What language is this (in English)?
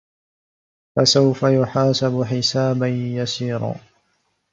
Arabic